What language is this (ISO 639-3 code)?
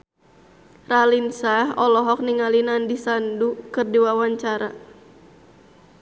sun